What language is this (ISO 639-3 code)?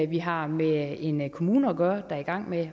dan